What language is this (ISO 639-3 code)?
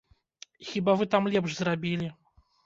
bel